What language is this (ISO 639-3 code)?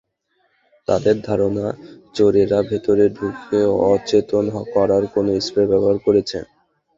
ben